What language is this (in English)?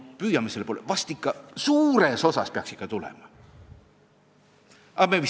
Estonian